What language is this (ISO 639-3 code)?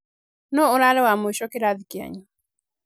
kik